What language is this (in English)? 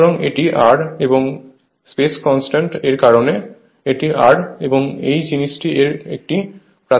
Bangla